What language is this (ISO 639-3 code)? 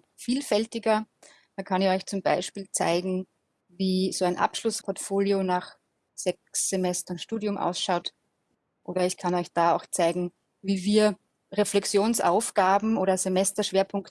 deu